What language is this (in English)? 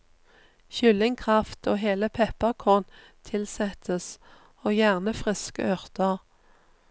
Norwegian